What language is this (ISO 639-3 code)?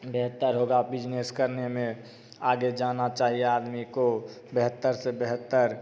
hin